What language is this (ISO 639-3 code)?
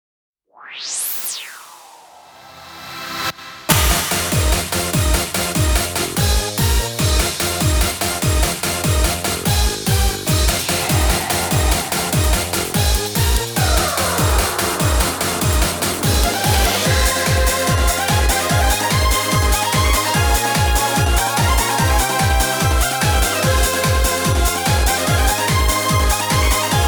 zho